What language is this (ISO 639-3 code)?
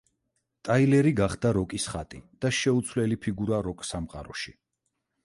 kat